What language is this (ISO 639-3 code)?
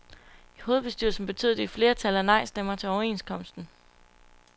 dan